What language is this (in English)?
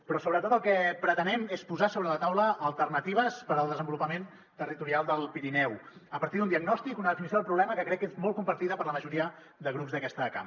Catalan